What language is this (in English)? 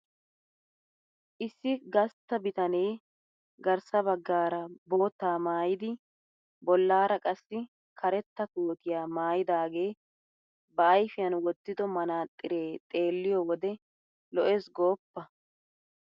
Wolaytta